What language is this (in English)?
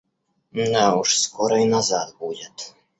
Russian